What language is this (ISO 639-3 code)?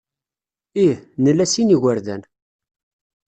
kab